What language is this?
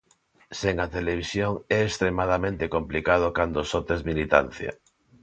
Galician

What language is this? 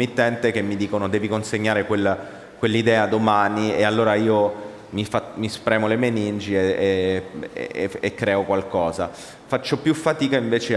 Italian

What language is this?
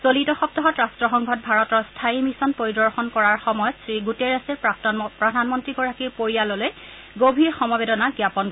Assamese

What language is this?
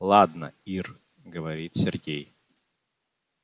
Russian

